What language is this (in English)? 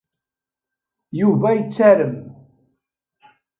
Kabyle